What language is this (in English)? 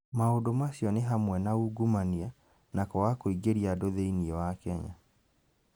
Kikuyu